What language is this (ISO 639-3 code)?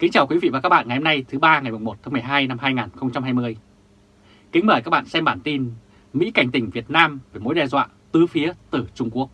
vie